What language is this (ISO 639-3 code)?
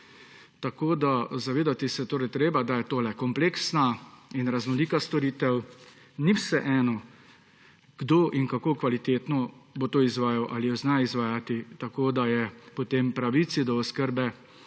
slv